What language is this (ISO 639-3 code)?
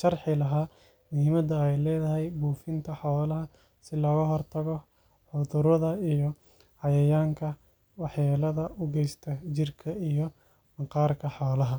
som